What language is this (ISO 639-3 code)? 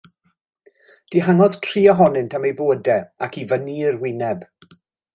cym